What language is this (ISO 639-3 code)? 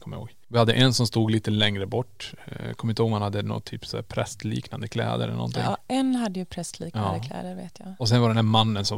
swe